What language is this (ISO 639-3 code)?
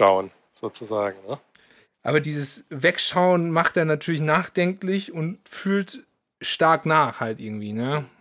deu